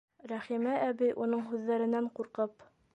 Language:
Bashkir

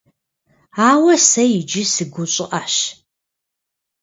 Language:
Kabardian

